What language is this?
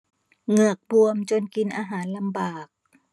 Thai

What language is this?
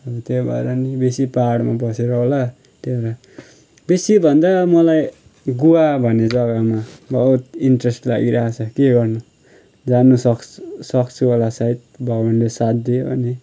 Nepali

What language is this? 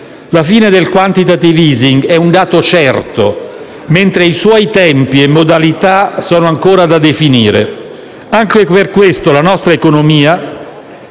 Italian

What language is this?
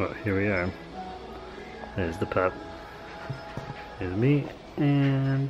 English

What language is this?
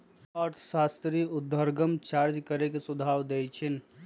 Magahi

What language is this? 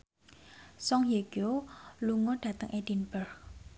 Javanese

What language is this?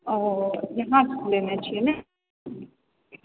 Maithili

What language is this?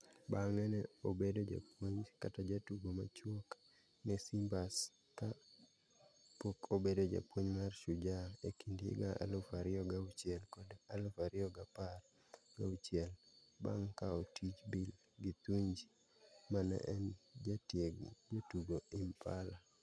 Luo (Kenya and Tanzania)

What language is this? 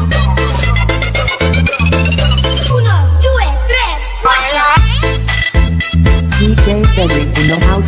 Indonesian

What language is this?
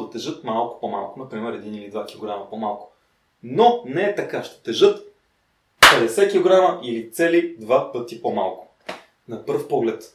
Bulgarian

